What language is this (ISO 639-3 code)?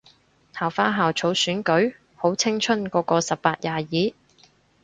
yue